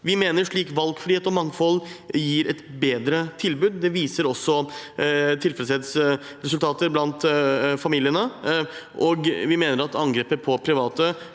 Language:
Norwegian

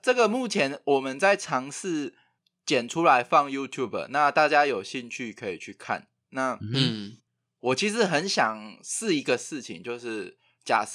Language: Chinese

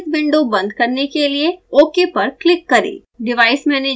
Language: Hindi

